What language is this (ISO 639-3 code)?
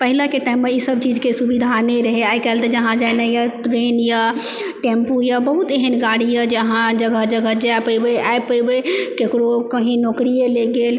mai